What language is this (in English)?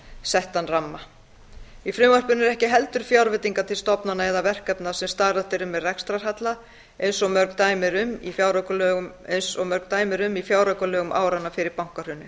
Icelandic